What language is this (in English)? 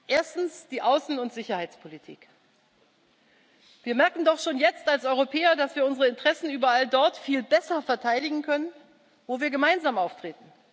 German